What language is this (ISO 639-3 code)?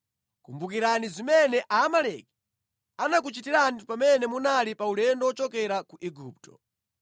nya